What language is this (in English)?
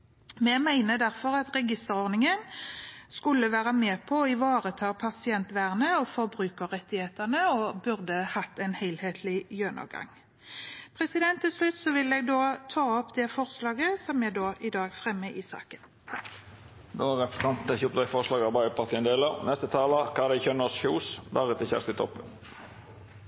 Norwegian